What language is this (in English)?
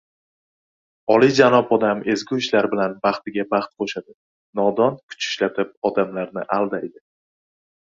Uzbek